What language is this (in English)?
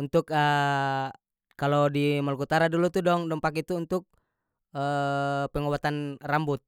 North Moluccan Malay